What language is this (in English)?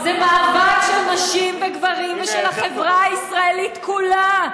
Hebrew